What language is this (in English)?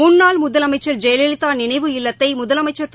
Tamil